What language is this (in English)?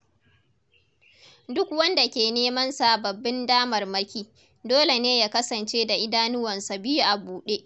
Hausa